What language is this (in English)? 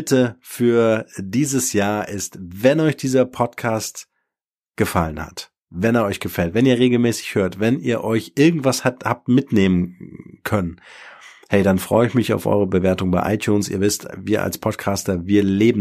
German